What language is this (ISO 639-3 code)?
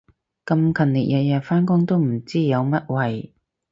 yue